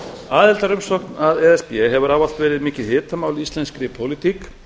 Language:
Icelandic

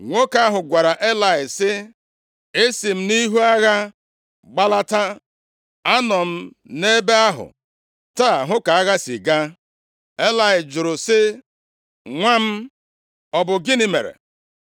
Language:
Igbo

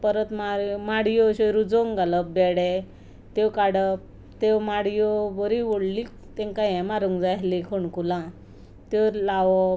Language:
Konkani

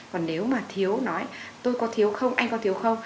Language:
Vietnamese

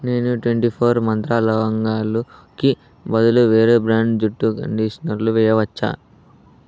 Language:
Telugu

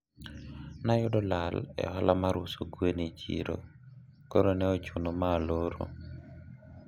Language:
Luo (Kenya and Tanzania)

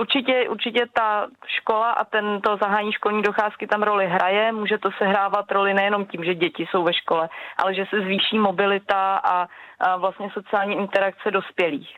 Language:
Czech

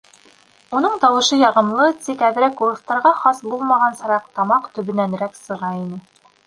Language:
Bashkir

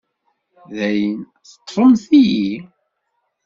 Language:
Kabyle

